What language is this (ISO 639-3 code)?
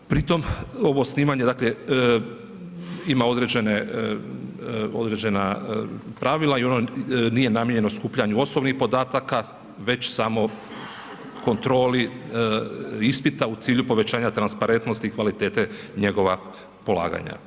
hrv